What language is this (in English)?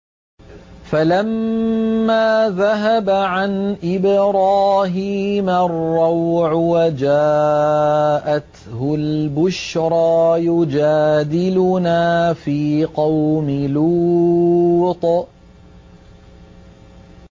Arabic